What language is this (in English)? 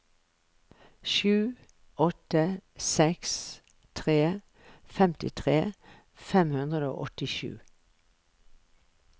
Norwegian